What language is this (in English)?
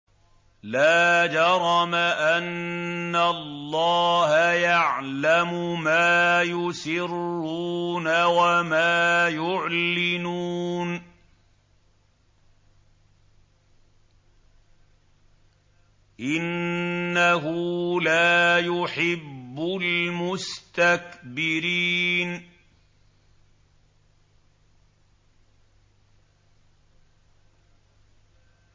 Arabic